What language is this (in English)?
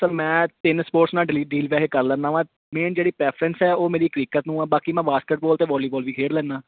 Punjabi